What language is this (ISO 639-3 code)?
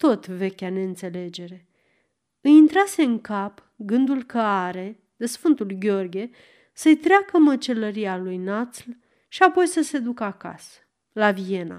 ron